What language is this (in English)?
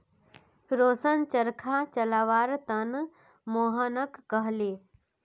Magahi